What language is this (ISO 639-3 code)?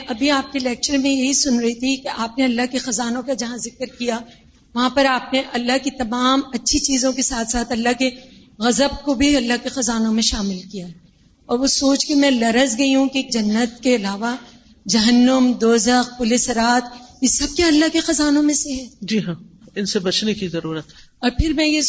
urd